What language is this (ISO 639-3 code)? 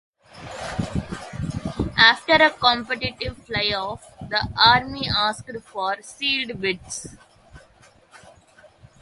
eng